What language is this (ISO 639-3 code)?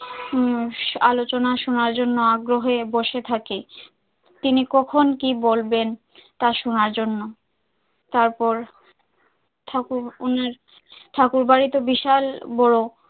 ben